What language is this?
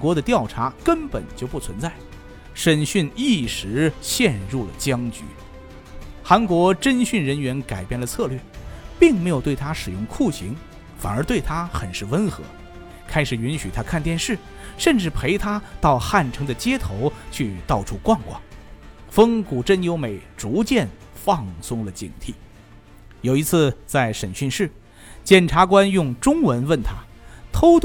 Chinese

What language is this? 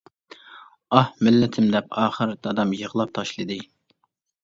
Uyghur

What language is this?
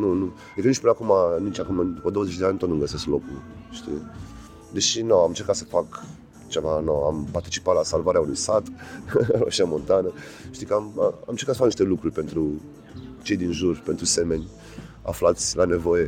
Romanian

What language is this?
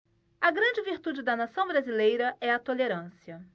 Portuguese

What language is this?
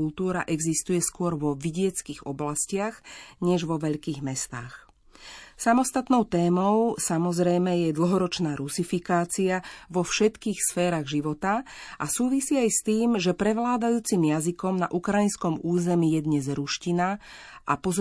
Slovak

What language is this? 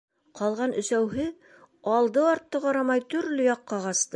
Bashkir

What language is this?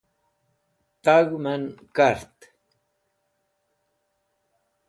Wakhi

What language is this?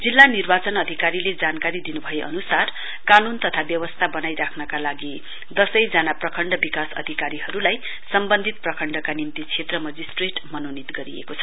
Nepali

